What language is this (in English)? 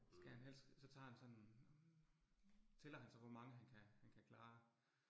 Danish